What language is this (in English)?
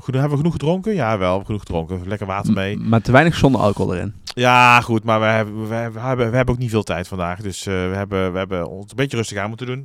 Dutch